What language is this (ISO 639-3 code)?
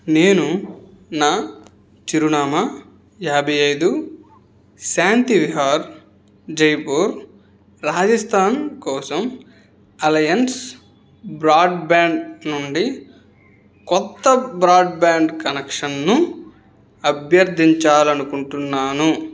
tel